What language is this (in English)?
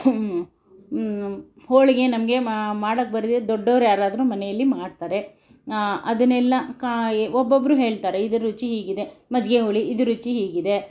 Kannada